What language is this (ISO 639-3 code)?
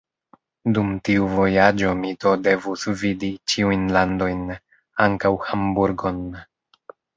epo